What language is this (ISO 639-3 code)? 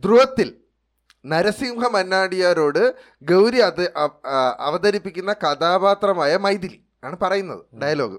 mal